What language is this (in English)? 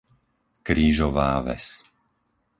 Slovak